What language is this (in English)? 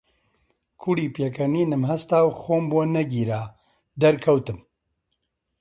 Central Kurdish